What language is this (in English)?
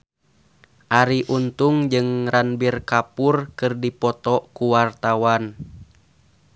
Sundanese